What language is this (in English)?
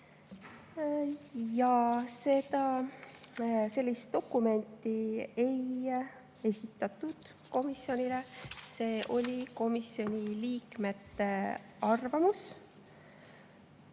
Estonian